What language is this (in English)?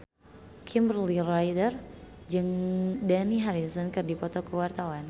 Sundanese